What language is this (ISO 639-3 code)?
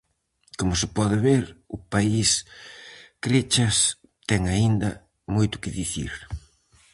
glg